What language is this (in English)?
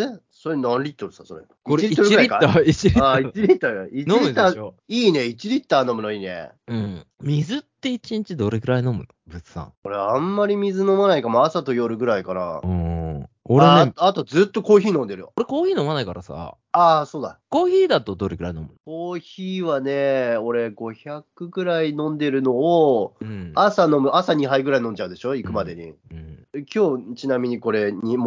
Japanese